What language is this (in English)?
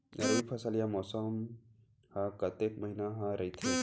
Chhattisgarhi